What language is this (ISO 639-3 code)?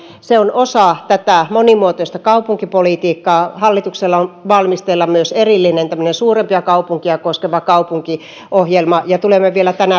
fin